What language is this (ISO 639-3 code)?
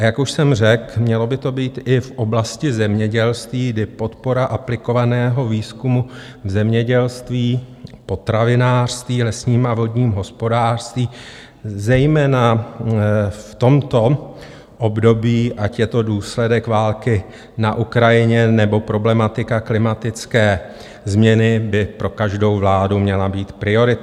ces